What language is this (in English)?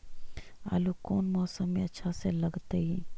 Magahi